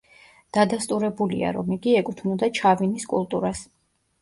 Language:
Georgian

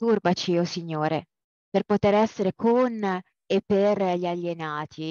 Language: Italian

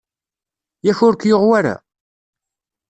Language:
Kabyle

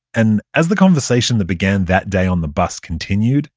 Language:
English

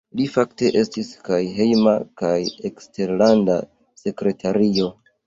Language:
Esperanto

